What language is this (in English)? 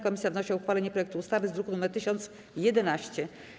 Polish